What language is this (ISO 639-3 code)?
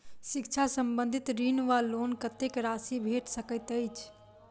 mai